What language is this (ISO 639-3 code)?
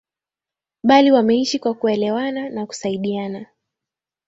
swa